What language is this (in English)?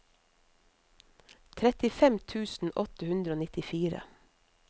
Norwegian